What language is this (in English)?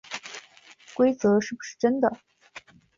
Chinese